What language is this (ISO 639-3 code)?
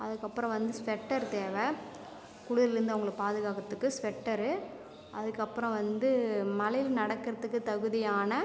tam